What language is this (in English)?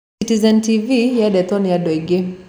Kikuyu